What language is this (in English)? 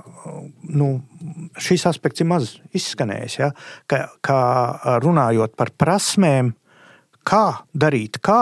Latvian